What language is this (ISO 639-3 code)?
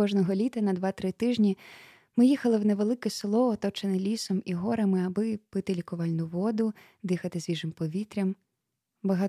ukr